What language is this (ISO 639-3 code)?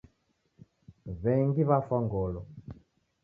dav